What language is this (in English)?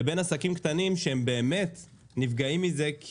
Hebrew